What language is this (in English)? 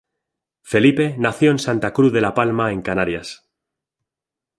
Spanish